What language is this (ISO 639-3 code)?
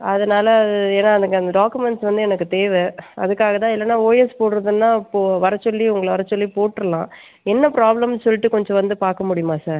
tam